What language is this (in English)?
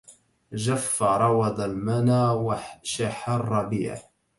Arabic